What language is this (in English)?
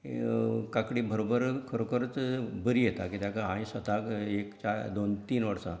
Konkani